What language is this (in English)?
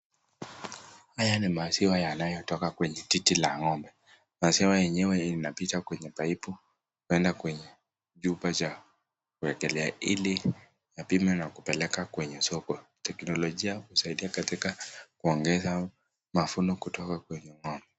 Swahili